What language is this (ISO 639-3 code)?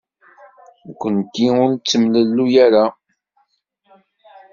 kab